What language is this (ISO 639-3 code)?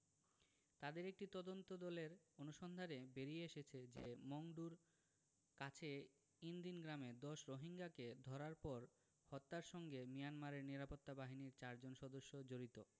ben